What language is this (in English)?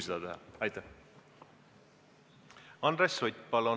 Estonian